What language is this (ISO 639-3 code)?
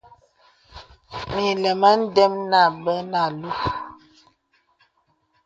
beb